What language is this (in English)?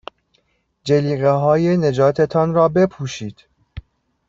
Persian